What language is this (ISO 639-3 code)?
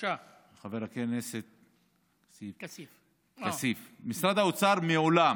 heb